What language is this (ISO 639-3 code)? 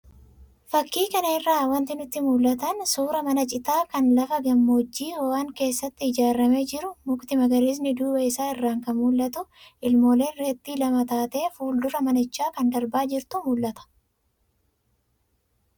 orm